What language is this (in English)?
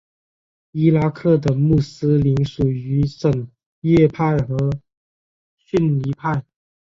Chinese